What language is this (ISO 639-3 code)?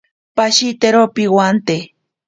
prq